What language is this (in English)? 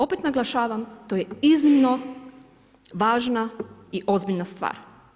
Croatian